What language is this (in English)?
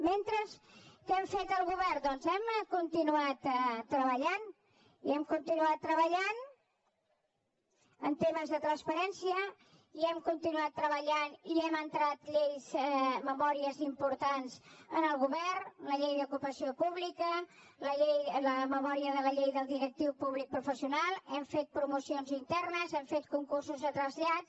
Catalan